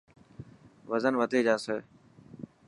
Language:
Dhatki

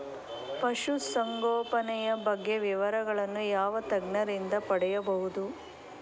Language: Kannada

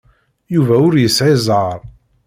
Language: Kabyle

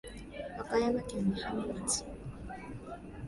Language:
Japanese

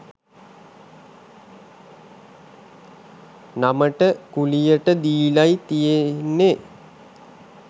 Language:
Sinhala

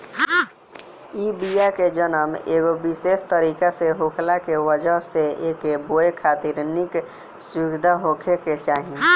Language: Bhojpuri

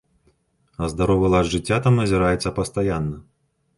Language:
Belarusian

